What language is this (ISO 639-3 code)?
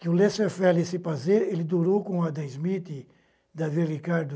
por